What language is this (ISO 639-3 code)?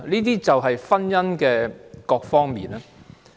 yue